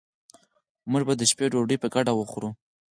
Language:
Pashto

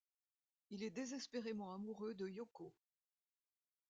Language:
French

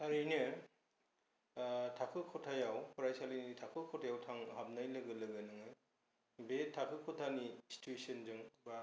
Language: Bodo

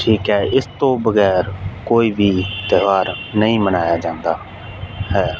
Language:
Punjabi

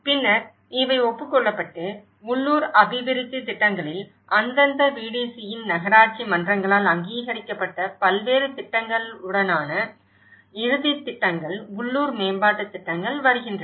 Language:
Tamil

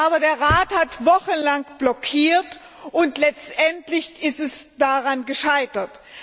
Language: German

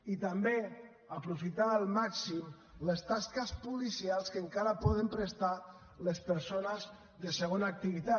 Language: Catalan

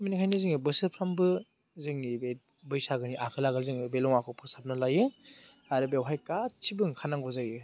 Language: Bodo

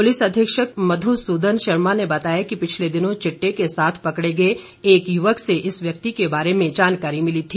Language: Hindi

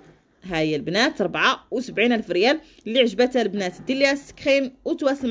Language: Arabic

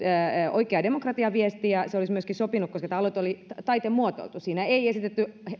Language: Finnish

